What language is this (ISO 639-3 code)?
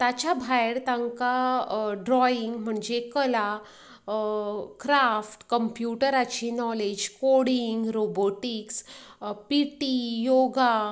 kok